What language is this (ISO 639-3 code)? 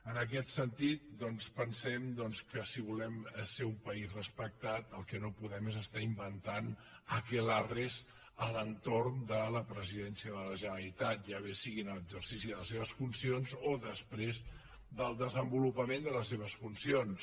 cat